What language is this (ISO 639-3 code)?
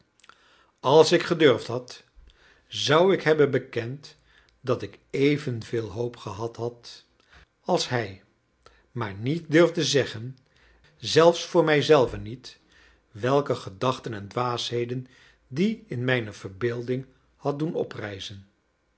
nld